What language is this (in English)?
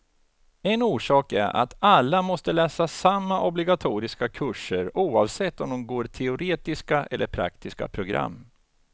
Swedish